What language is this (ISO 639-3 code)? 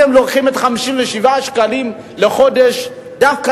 heb